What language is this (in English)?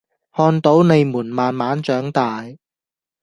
Cantonese